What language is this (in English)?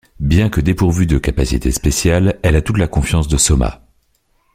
French